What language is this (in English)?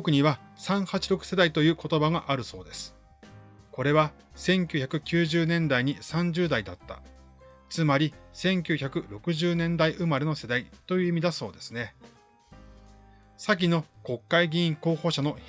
Japanese